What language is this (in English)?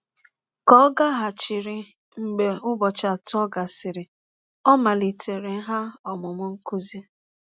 Igbo